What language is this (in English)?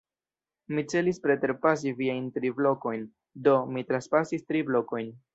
Esperanto